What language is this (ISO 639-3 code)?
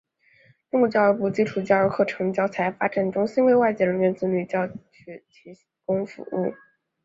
zho